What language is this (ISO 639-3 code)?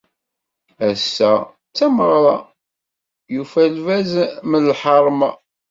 kab